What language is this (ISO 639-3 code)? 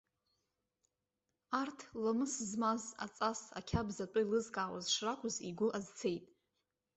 abk